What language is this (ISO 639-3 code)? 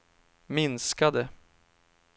swe